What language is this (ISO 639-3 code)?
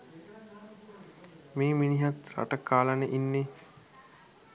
sin